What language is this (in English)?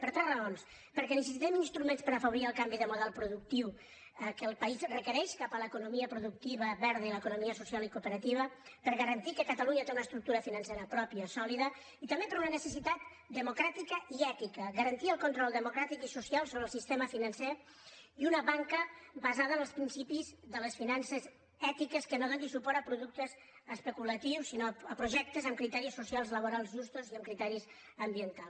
Catalan